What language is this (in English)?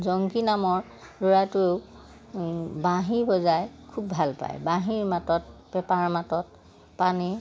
Assamese